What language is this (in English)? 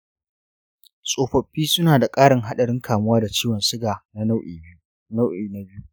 Hausa